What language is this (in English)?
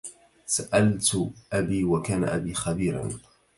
Arabic